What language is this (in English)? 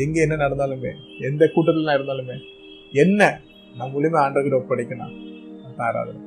Tamil